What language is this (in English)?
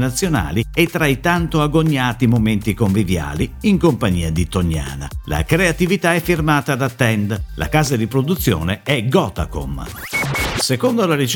Italian